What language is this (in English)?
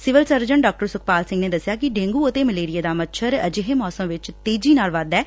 Punjabi